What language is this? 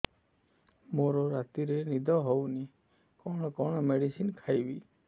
Odia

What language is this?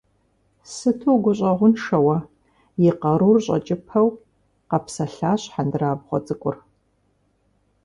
Kabardian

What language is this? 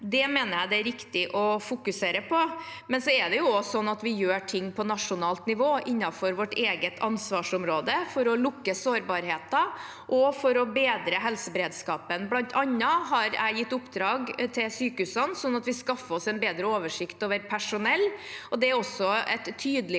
Norwegian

